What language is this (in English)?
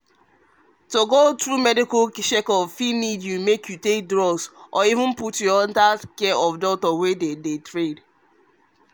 Nigerian Pidgin